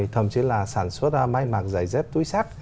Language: Vietnamese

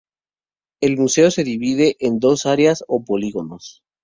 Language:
Spanish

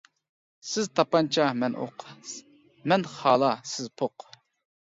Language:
Uyghur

